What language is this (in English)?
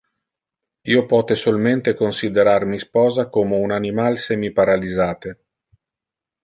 Interlingua